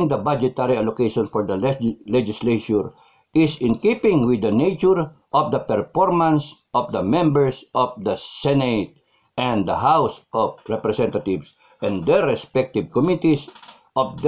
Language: Filipino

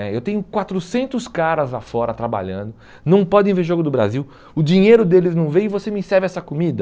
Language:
Portuguese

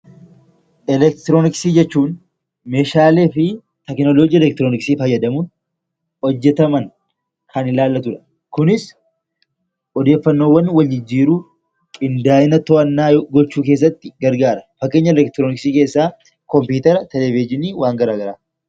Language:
Oromo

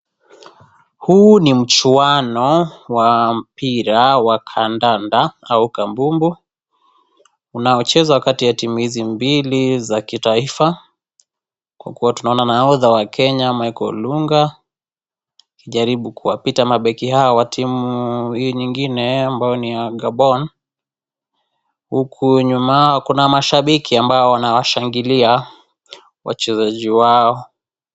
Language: Swahili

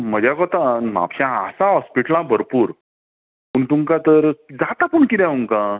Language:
Konkani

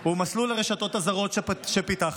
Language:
Hebrew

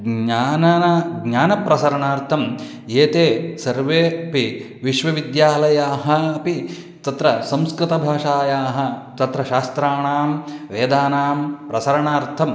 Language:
Sanskrit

